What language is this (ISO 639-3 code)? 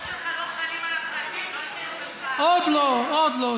heb